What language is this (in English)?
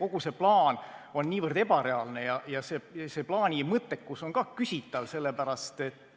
Estonian